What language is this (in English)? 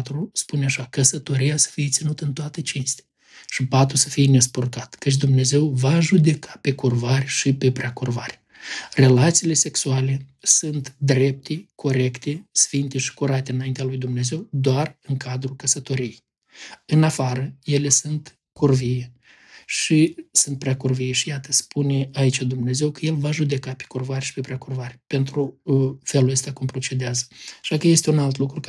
Romanian